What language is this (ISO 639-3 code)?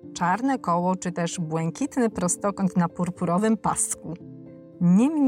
pol